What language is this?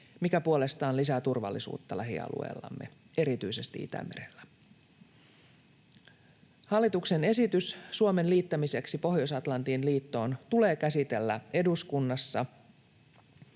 Finnish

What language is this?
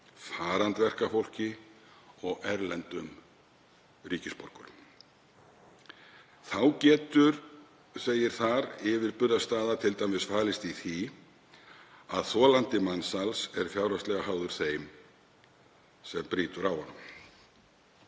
Icelandic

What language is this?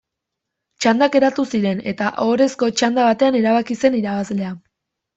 Basque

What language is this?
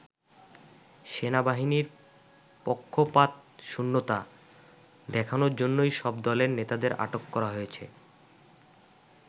Bangla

